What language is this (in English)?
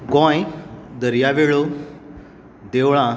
Konkani